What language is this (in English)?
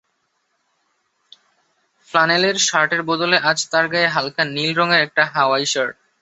Bangla